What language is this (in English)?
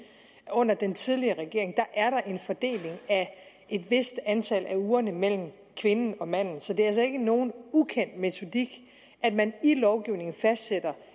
Danish